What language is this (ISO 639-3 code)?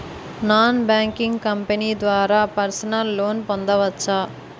tel